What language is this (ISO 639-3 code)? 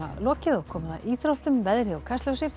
isl